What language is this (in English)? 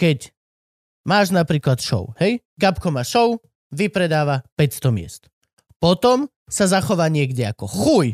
Slovak